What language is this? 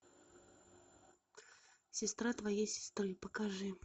Russian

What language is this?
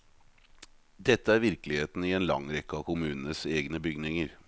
Norwegian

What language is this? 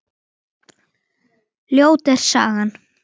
Icelandic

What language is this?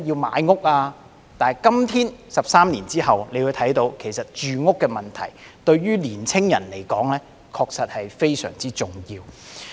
Cantonese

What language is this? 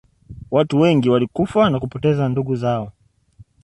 Swahili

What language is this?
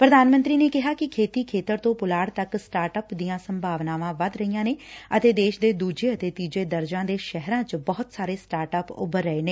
Punjabi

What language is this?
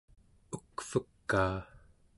Central Yupik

